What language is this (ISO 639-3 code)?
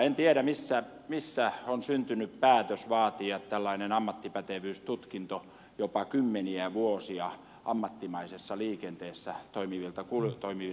fin